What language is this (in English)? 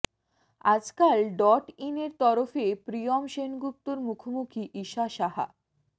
Bangla